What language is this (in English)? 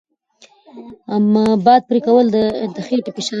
Pashto